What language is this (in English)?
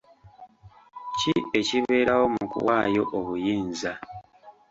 Ganda